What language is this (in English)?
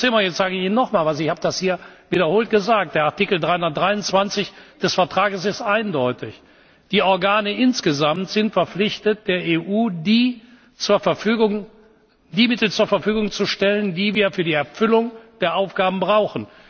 German